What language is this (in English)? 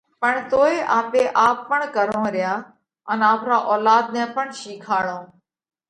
Parkari Koli